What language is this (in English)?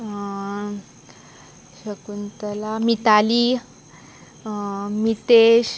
Konkani